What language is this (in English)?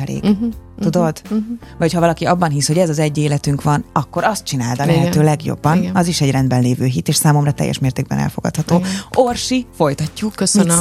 Hungarian